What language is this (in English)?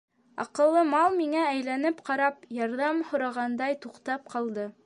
Bashkir